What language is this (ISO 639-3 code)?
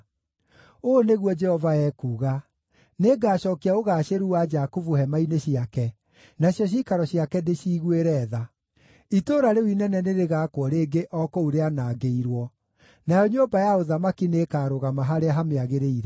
kik